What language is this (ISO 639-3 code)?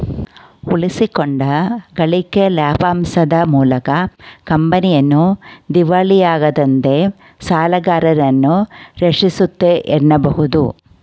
kan